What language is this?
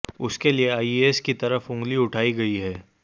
Hindi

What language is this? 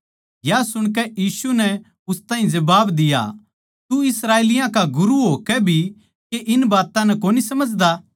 Haryanvi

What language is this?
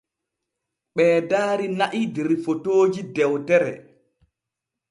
Borgu Fulfulde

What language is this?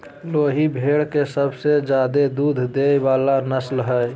Magahi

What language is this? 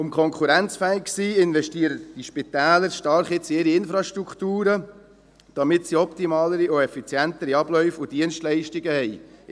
Swiss German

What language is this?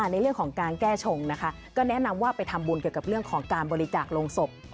Thai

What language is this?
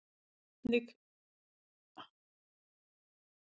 Icelandic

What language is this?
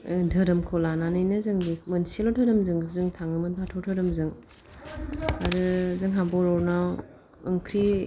Bodo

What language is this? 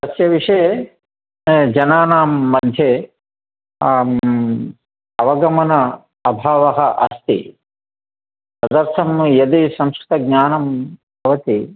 Sanskrit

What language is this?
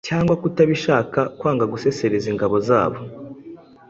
Kinyarwanda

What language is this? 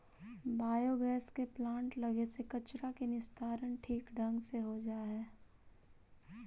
Magahi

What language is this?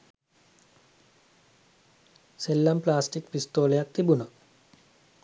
Sinhala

